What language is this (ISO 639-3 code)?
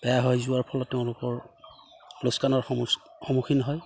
asm